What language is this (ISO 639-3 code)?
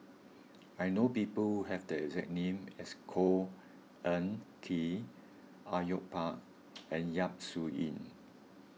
eng